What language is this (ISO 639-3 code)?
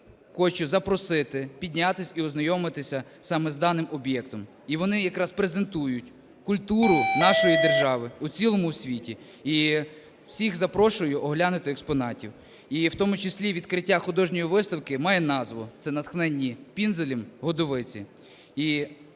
ukr